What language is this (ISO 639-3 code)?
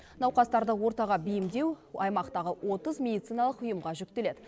kaz